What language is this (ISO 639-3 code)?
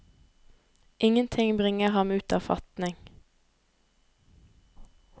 nor